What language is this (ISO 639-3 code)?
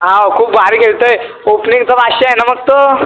mar